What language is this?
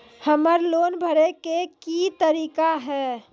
Maithili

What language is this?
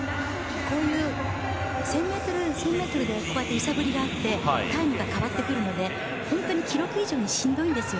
Japanese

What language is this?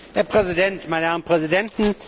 German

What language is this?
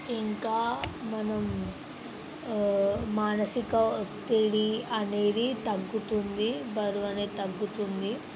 Telugu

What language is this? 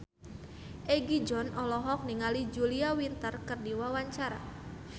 Sundanese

